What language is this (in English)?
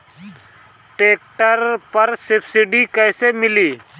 Bhojpuri